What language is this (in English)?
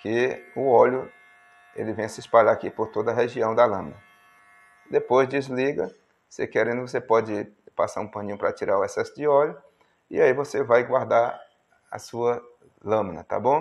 Portuguese